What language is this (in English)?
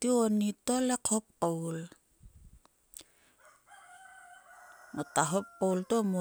Sulka